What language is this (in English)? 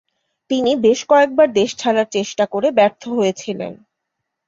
Bangla